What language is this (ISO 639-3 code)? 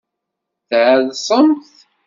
kab